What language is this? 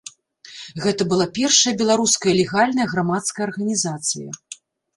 Belarusian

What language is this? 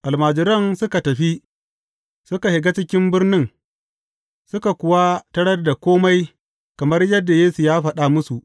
Hausa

